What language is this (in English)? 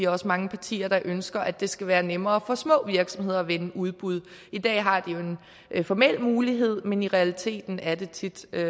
Danish